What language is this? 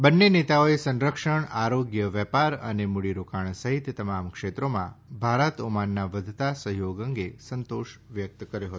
Gujarati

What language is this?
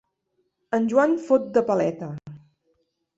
Catalan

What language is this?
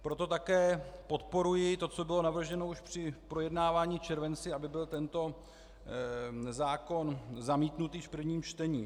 Czech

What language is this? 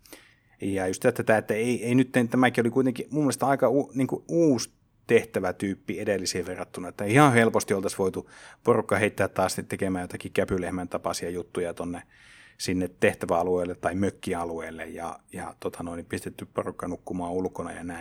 Finnish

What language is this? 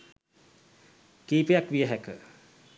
Sinhala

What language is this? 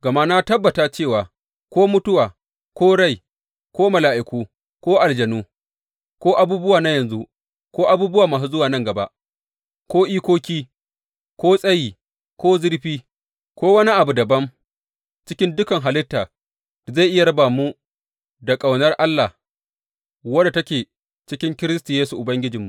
Hausa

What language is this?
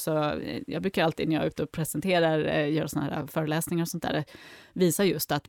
Swedish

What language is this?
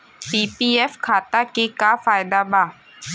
Bhojpuri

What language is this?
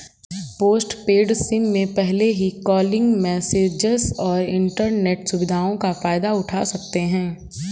Hindi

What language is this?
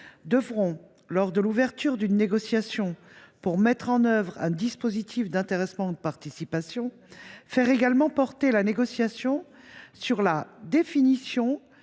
French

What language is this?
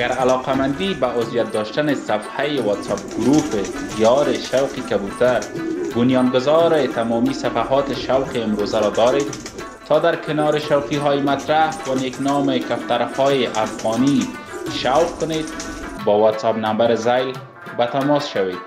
Persian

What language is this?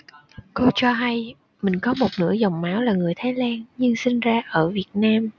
Vietnamese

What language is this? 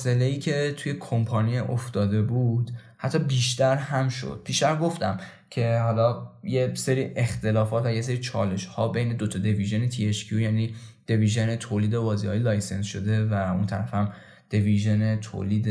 Persian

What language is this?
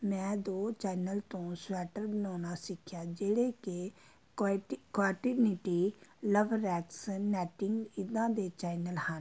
Punjabi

